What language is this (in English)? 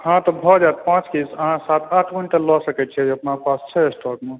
Maithili